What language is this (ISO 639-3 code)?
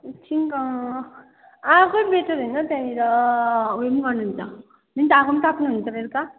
nep